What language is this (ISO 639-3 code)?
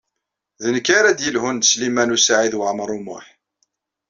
kab